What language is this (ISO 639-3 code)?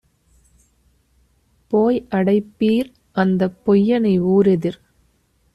tam